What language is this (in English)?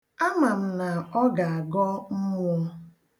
Igbo